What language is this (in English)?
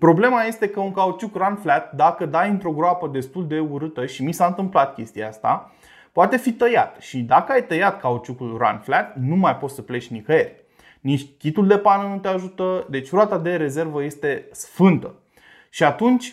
Romanian